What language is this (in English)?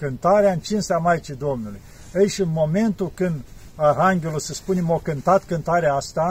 Romanian